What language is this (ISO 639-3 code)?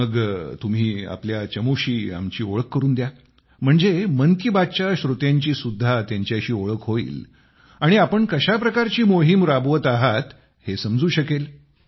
mar